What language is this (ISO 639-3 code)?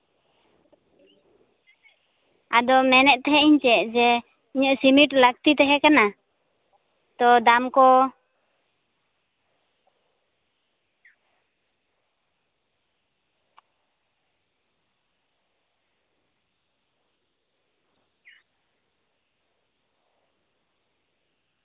sat